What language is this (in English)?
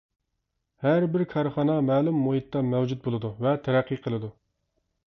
Uyghur